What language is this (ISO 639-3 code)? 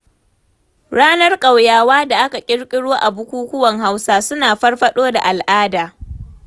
hau